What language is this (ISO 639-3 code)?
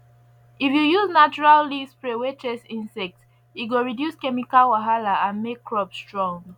pcm